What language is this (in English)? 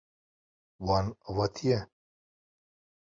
Kurdish